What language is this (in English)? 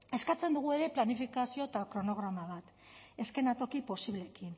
Basque